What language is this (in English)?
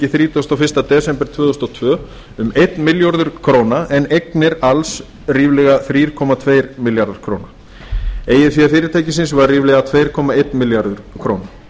Icelandic